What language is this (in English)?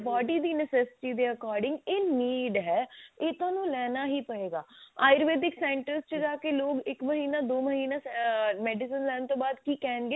Punjabi